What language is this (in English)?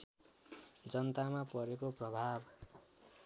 Nepali